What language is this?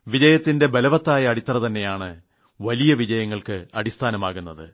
Malayalam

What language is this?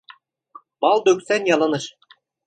Turkish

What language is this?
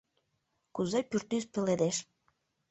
Mari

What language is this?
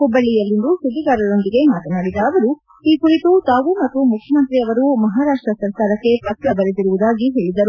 Kannada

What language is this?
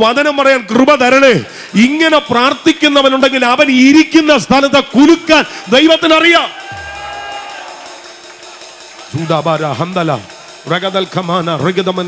Arabic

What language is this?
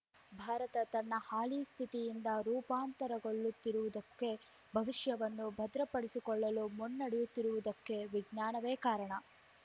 Kannada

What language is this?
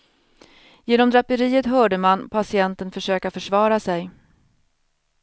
Swedish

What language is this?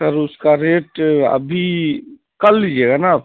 Urdu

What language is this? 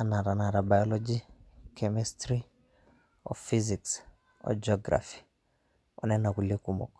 Masai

